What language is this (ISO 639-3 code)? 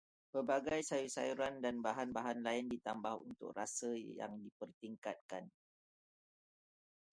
msa